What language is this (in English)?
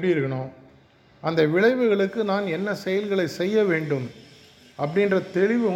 Tamil